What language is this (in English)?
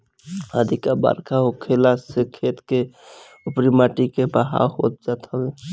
Bhojpuri